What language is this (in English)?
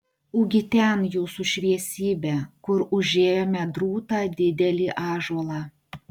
Lithuanian